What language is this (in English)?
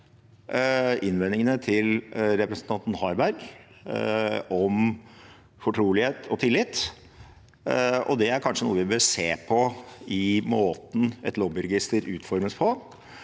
Norwegian